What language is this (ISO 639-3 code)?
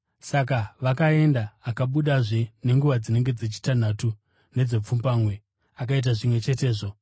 sna